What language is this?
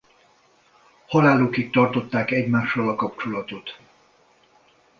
Hungarian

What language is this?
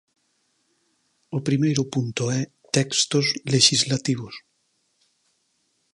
Galician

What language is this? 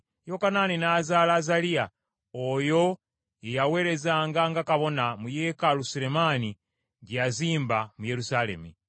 Ganda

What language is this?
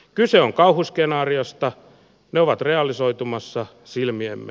Finnish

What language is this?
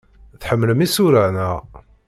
Kabyle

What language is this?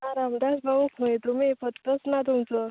Konkani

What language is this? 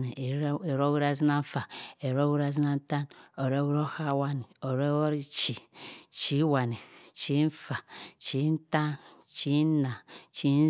Cross River Mbembe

